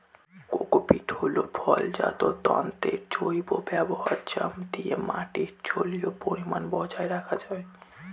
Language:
Bangla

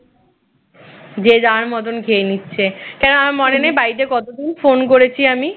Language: Bangla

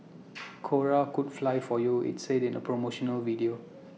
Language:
English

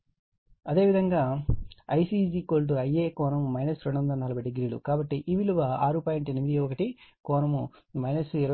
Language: Telugu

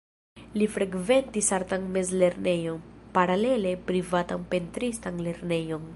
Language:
Esperanto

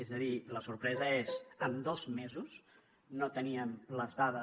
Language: Catalan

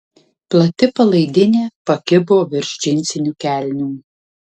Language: Lithuanian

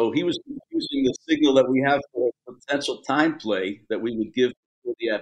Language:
English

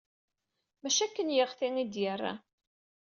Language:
Kabyle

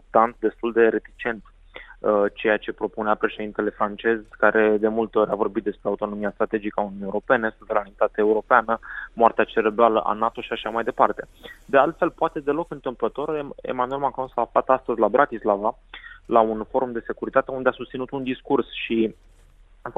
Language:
Romanian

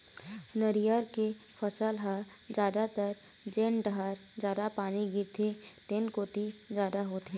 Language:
Chhattisgarhi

